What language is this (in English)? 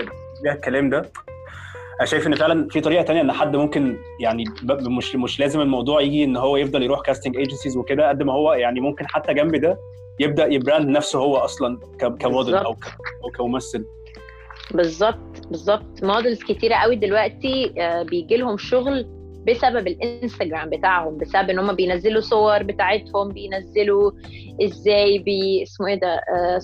Arabic